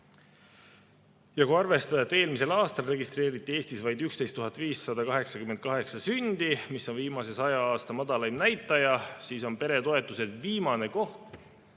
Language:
Estonian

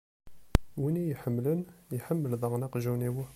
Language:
Kabyle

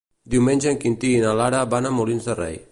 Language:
Catalan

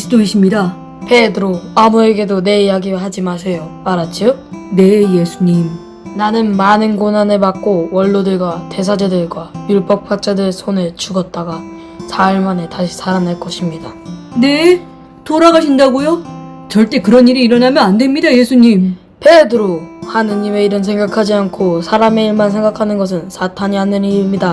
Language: Korean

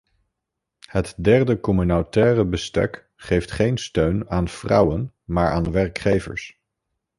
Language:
Dutch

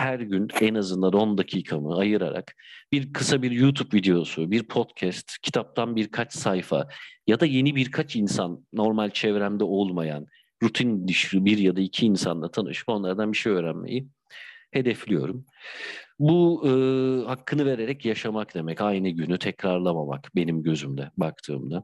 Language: Turkish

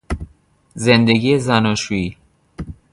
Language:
Persian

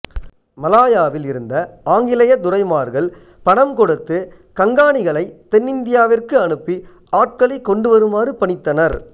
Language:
Tamil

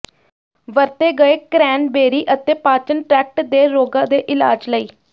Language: Punjabi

